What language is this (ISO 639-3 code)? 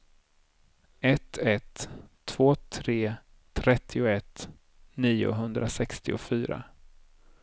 swe